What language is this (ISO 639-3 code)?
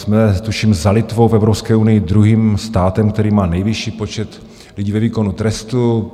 ces